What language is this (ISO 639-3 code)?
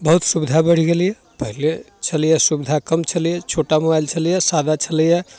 mai